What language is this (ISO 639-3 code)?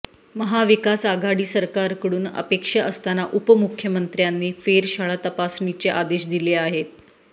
mar